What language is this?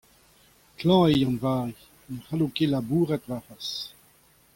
Breton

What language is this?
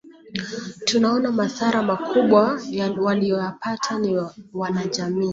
Swahili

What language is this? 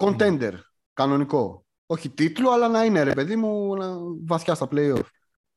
Greek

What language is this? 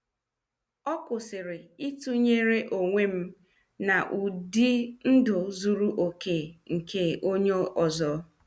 Igbo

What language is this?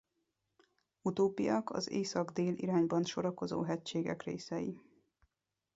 Hungarian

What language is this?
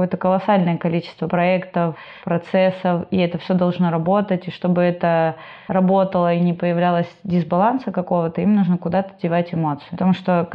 Russian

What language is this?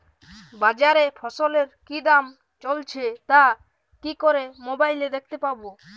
Bangla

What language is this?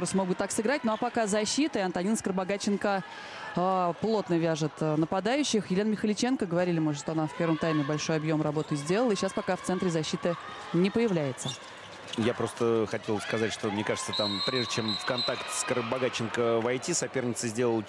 Russian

